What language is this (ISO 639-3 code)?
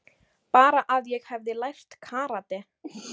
isl